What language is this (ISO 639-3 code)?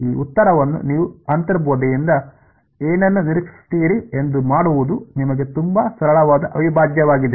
kan